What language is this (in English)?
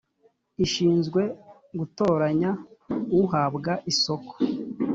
Kinyarwanda